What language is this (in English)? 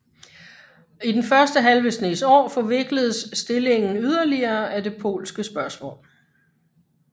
Danish